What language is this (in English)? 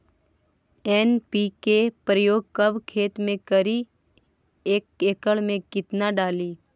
Magahi